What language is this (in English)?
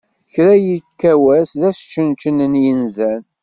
Kabyle